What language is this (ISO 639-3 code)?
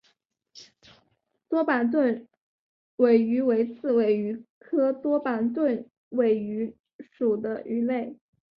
zho